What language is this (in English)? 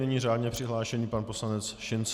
Czech